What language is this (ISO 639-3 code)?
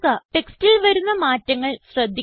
mal